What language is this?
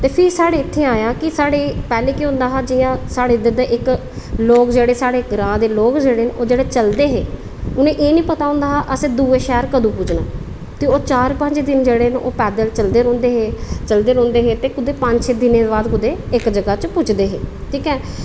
Dogri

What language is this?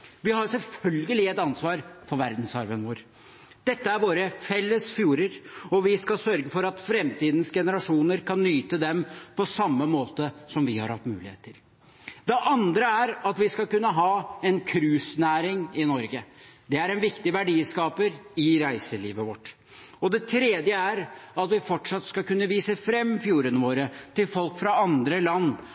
Norwegian Bokmål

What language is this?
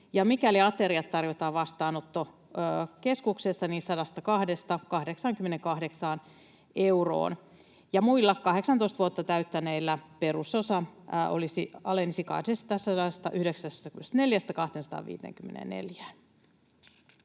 Finnish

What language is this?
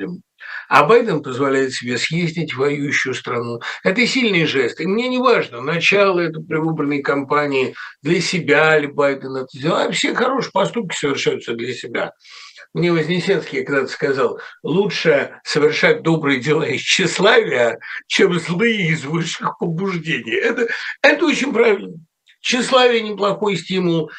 Russian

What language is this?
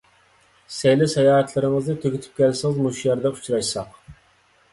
Uyghur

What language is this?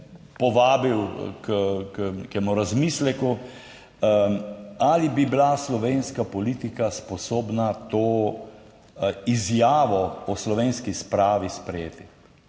Slovenian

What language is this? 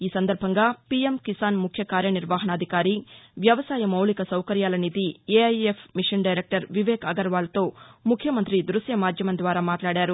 Telugu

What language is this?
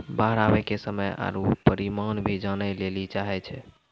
Maithili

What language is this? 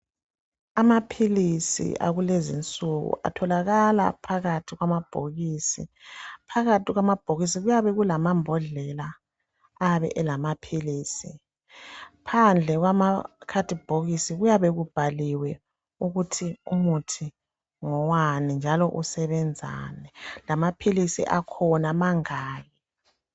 North Ndebele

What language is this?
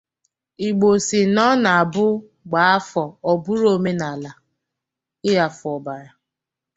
Igbo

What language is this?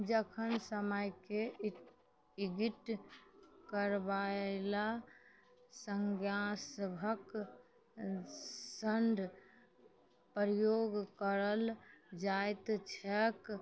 Maithili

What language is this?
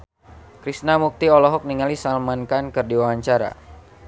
Sundanese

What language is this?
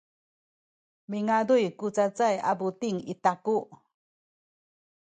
Sakizaya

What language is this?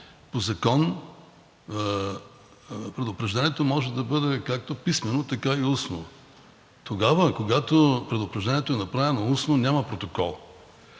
Bulgarian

